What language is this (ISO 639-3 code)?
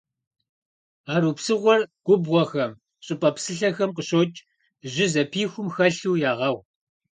kbd